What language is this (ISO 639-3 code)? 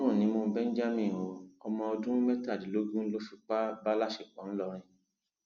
yor